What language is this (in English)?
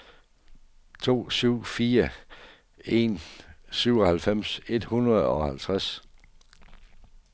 Danish